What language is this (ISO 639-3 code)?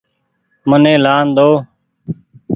gig